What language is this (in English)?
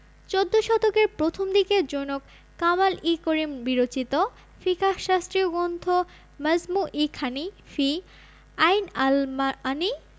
Bangla